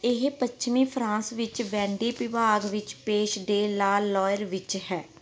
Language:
Punjabi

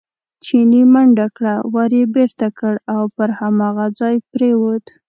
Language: Pashto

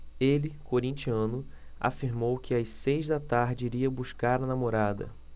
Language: Portuguese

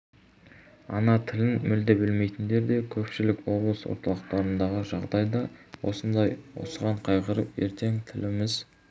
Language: Kazakh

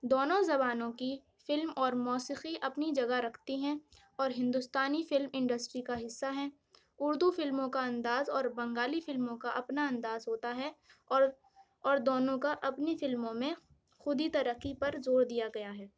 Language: Urdu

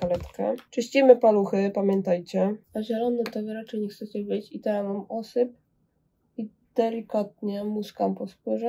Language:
Polish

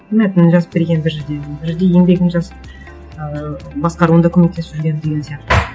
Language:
Kazakh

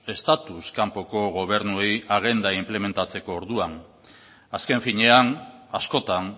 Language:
Basque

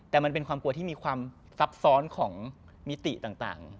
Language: Thai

